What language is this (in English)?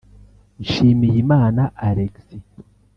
Kinyarwanda